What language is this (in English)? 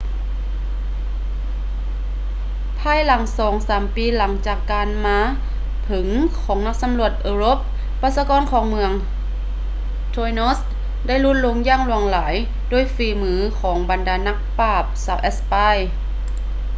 Lao